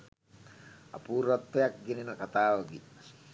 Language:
Sinhala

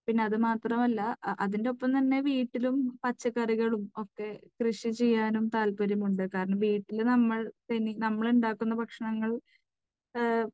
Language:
Malayalam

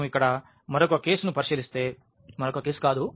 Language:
Telugu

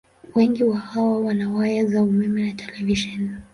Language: Swahili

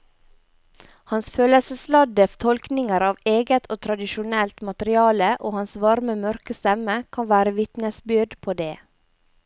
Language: Norwegian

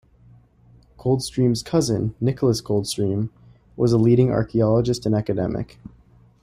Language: English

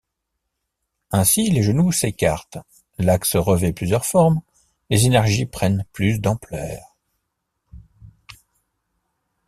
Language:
French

